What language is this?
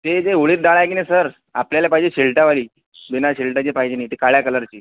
Marathi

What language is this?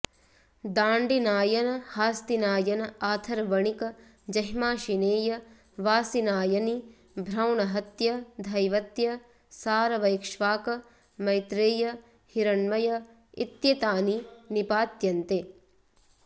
Sanskrit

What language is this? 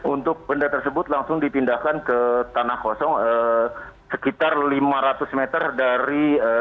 Indonesian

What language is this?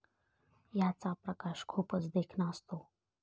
Marathi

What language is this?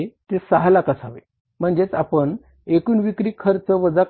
Marathi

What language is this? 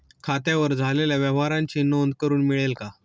Marathi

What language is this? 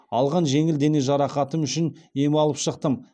Kazakh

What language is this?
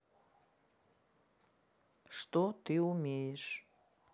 Russian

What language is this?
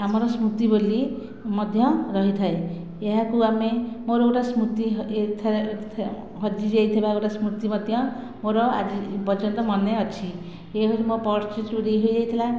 Odia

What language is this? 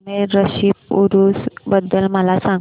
Marathi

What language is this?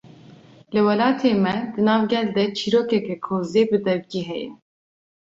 Kurdish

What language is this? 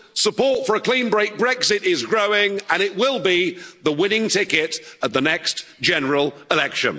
English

